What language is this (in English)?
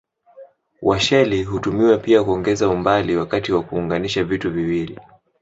Swahili